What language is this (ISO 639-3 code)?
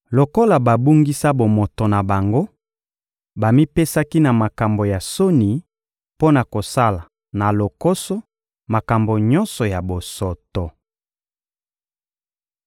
lin